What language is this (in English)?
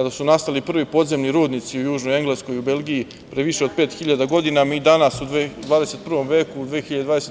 Serbian